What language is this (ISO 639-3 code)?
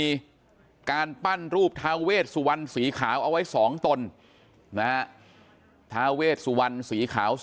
tha